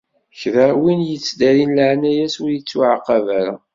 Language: Kabyle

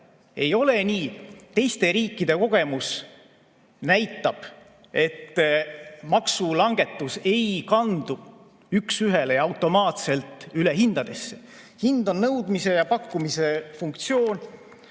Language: Estonian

